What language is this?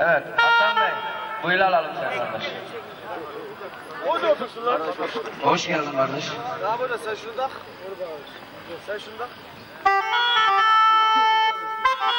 Turkish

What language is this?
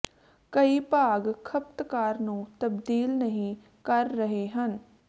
Punjabi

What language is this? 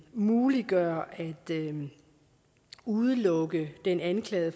Danish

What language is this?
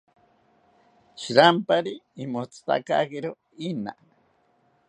South Ucayali Ashéninka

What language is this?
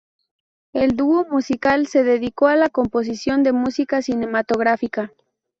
Spanish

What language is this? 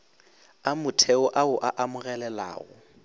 Northern Sotho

